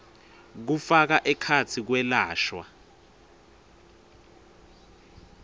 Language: Swati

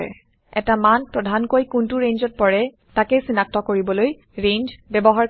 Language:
Assamese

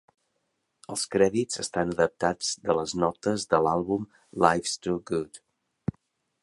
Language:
Catalan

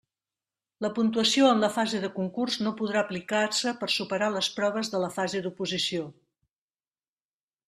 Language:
Catalan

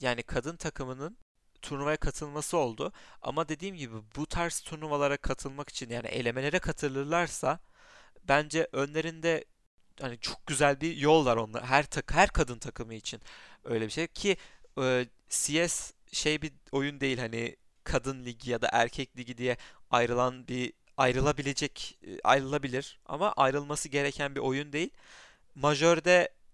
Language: Turkish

